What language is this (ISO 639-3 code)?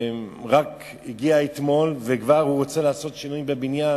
heb